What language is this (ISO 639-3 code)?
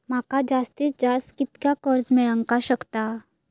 mar